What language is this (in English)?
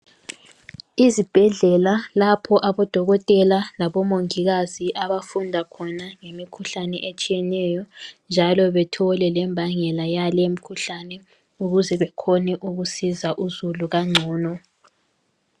North Ndebele